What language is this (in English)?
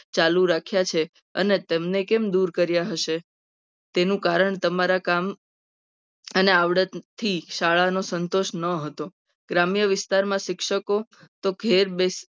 Gujarati